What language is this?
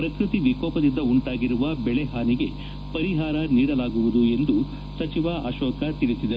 Kannada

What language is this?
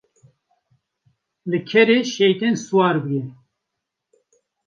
Kurdish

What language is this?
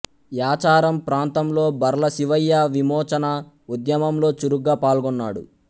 Telugu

